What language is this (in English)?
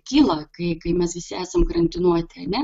Lithuanian